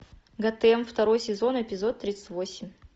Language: Russian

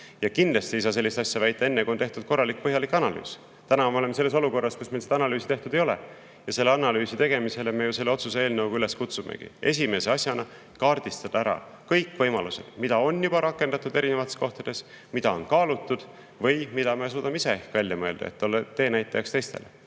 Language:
Estonian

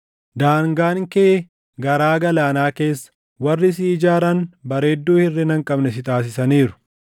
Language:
Oromo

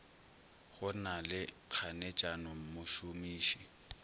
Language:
Northern Sotho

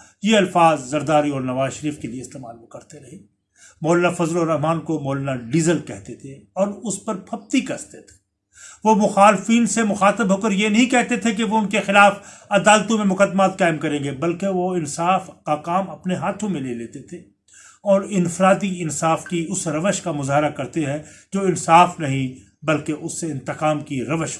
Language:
Urdu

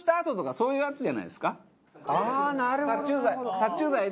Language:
Japanese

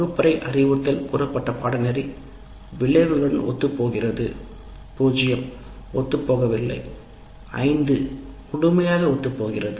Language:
Tamil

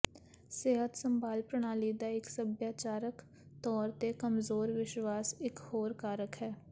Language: Punjabi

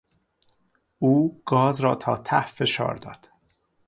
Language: Persian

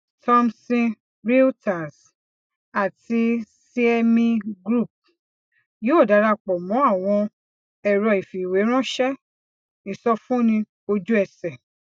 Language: Yoruba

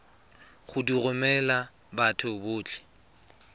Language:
Tswana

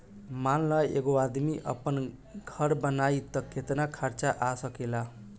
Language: Bhojpuri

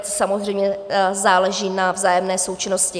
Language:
Czech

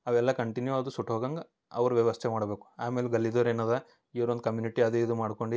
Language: Kannada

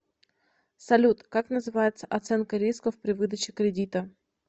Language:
Russian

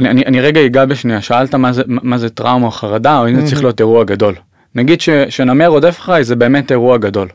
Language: Hebrew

